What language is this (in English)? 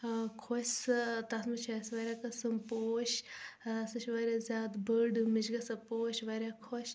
Kashmiri